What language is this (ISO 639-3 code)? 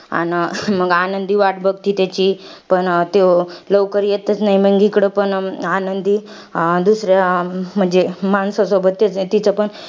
mar